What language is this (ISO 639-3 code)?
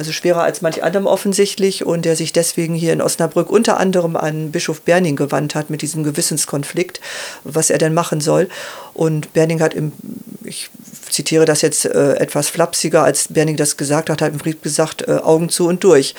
deu